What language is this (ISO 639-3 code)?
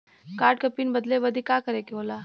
bho